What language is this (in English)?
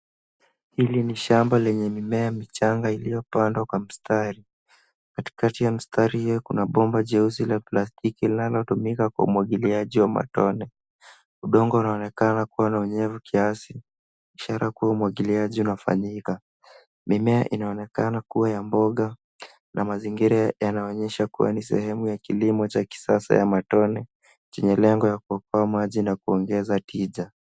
Swahili